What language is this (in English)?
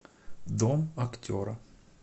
Russian